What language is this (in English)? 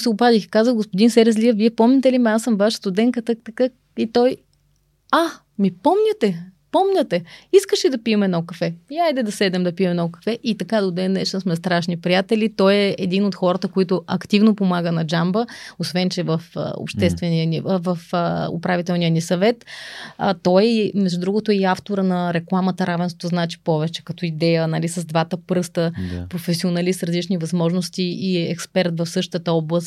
Bulgarian